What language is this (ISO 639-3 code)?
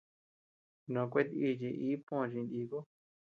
cux